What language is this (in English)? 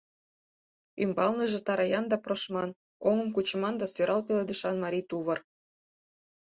Mari